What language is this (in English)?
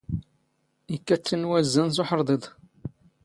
Standard Moroccan Tamazight